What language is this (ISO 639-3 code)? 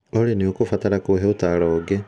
kik